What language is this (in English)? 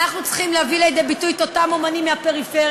Hebrew